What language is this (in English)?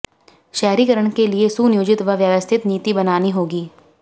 Hindi